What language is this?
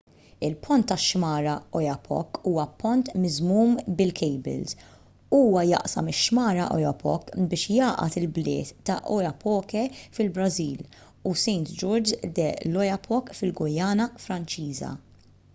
Maltese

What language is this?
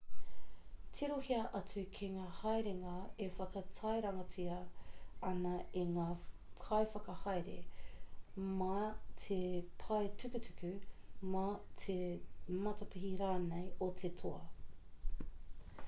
Māori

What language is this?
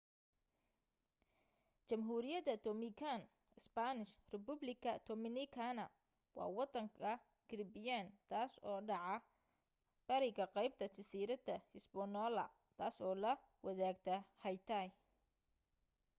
Somali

